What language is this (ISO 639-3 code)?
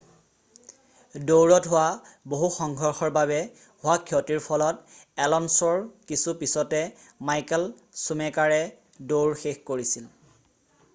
asm